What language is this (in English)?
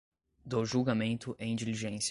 Portuguese